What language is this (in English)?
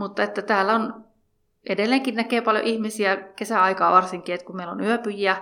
Finnish